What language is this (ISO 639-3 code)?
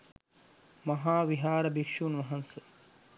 sin